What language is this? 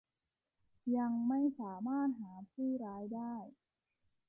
Thai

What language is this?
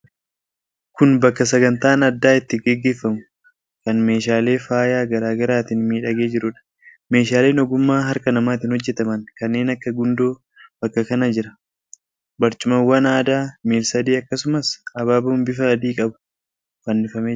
Oromo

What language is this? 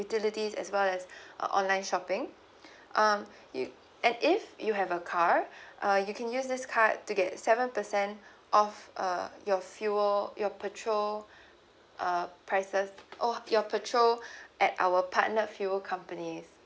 English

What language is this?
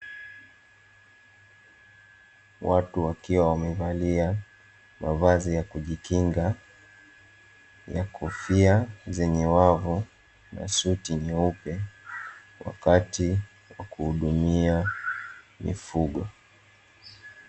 Swahili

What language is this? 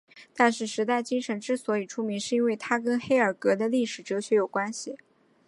Chinese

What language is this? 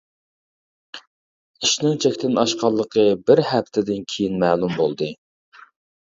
Uyghur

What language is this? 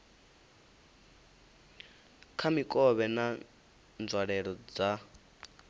Venda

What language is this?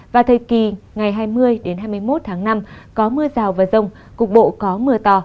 Vietnamese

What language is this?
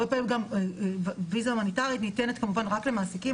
Hebrew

